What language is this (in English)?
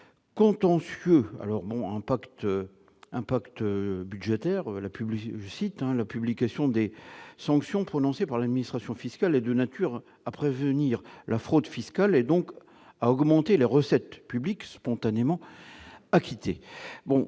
French